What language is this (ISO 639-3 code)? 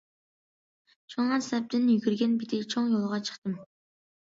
uig